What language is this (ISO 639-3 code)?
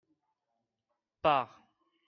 fra